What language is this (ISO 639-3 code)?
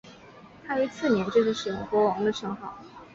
zho